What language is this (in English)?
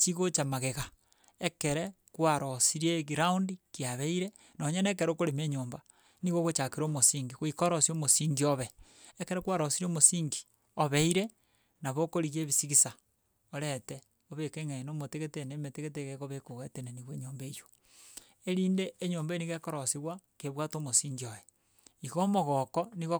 Gusii